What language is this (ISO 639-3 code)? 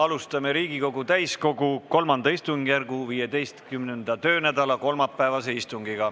est